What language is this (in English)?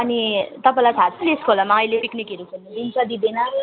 Nepali